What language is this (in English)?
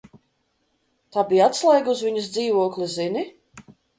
Latvian